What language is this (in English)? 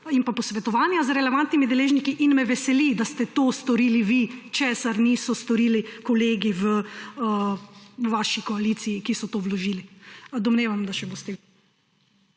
Slovenian